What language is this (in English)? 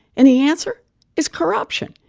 English